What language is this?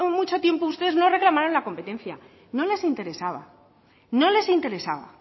Spanish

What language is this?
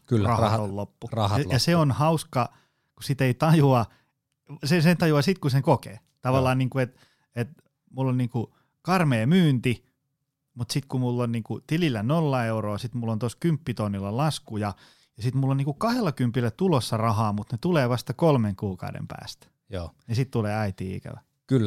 Finnish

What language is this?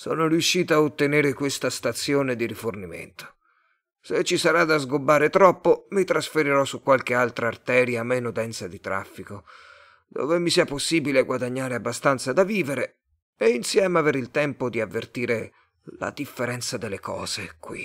Italian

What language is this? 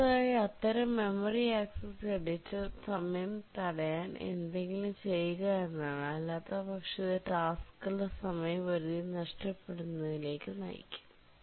Malayalam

